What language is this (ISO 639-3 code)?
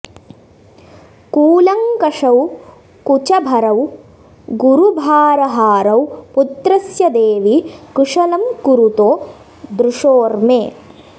san